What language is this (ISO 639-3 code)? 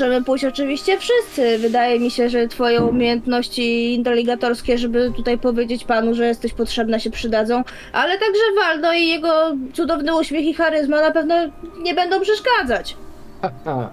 pol